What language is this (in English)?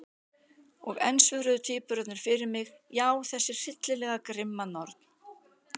Icelandic